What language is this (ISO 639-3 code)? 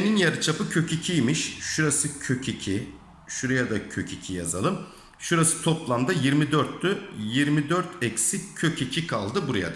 tur